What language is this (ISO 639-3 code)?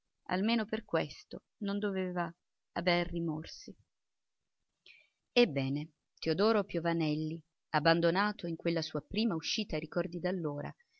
ita